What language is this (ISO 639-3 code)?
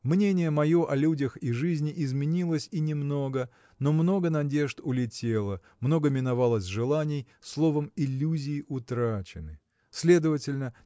rus